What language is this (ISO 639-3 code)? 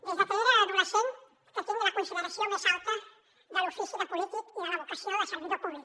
cat